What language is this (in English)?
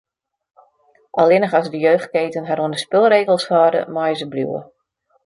Western Frisian